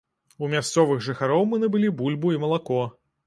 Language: Belarusian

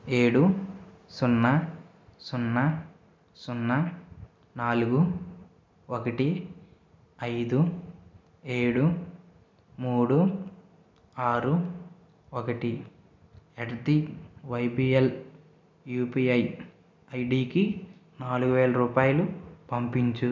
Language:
Telugu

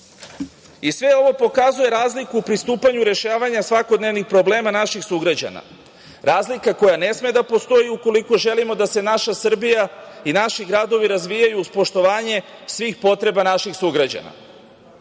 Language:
Serbian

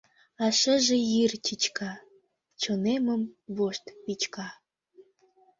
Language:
Mari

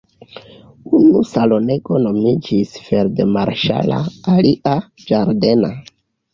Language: Esperanto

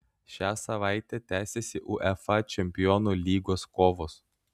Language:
Lithuanian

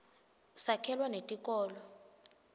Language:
Swati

